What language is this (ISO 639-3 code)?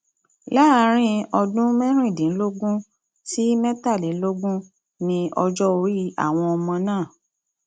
yor